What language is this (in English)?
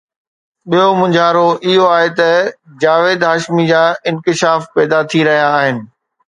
Sindhi